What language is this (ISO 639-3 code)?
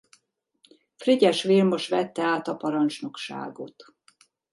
hun